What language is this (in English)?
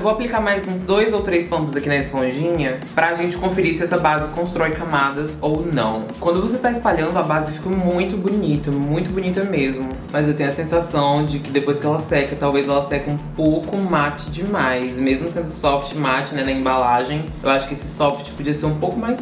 Portuguese